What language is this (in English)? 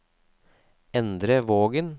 Norwegian